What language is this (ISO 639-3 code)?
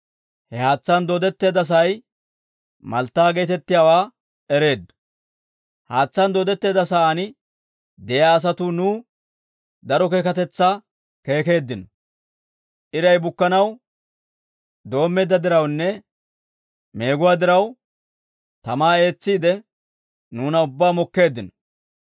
dwr